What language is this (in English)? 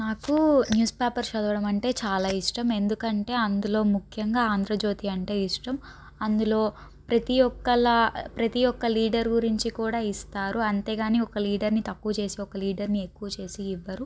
Telugu